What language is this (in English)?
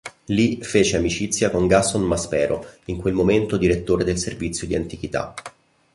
Italian